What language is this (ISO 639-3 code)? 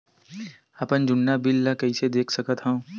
hne